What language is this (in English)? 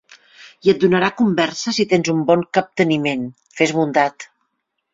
Catalan